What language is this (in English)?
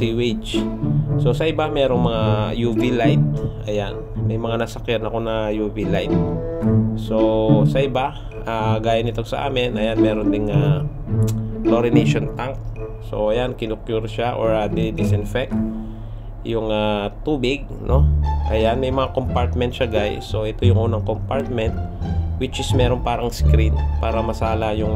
Filipino